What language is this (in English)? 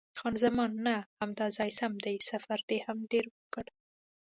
Pashto